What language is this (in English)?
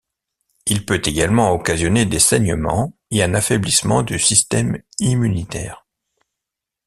French